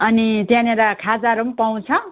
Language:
Nepali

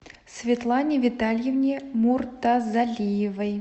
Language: Russian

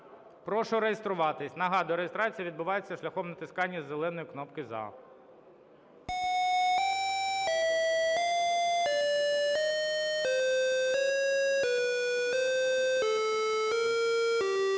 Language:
Ukrainian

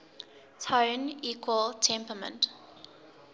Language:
English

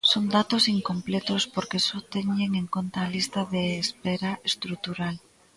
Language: Galician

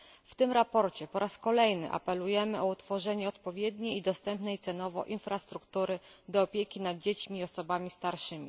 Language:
Polish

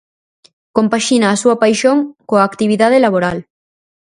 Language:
Galician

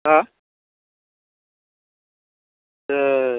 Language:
Bodo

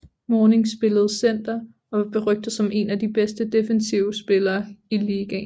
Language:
Danish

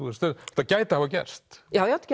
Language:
Icelandic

